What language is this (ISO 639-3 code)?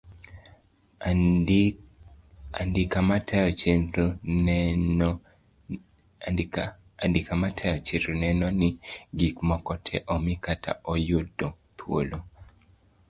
luo